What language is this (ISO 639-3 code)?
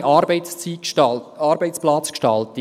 gsw